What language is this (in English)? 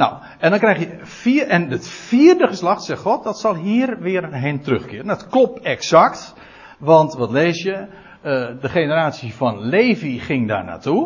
Dutch